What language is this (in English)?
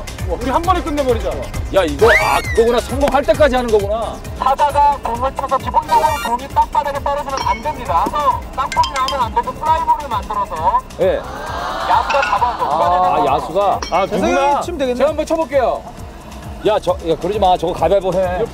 Korean